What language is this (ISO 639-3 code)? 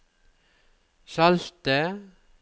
nor